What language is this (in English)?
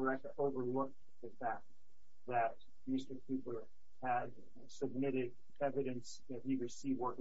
English